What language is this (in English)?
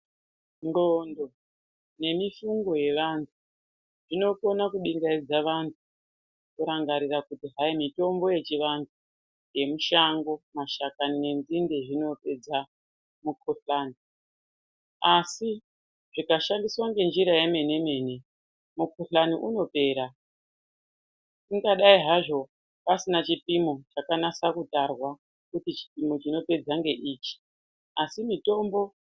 Ndau